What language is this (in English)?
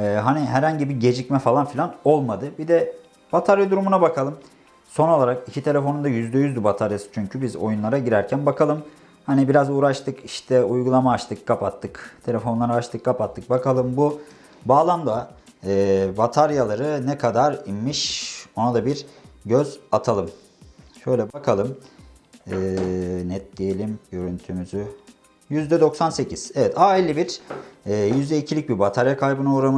Turkish